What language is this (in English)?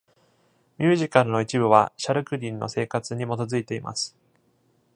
Japanese